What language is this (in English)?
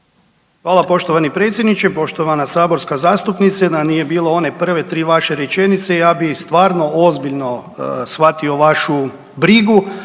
Croatian